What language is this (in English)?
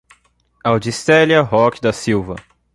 Portuguese